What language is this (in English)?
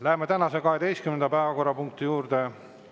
Estonian